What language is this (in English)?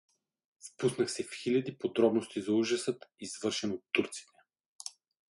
Bulgarian